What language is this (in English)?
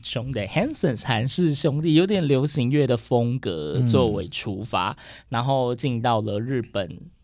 Chinese